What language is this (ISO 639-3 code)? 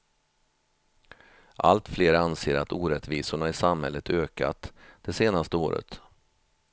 swe